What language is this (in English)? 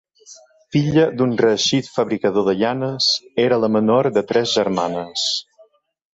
Catalan